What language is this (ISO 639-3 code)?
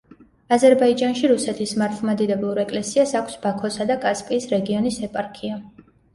kat